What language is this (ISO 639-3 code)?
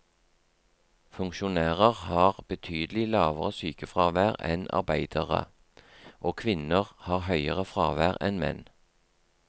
nor